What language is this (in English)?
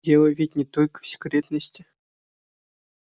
Russian